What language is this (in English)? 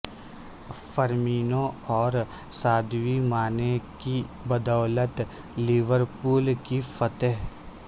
Urdu